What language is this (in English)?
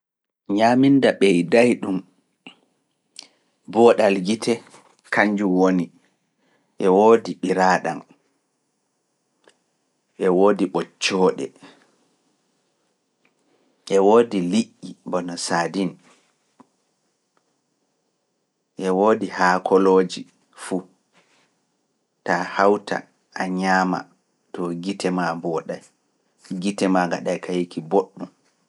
Fula